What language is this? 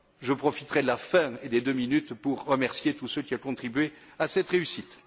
French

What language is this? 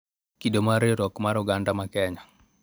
Luo (Kenya and Tanzania)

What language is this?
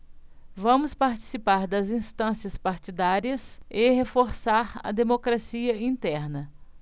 Portuguese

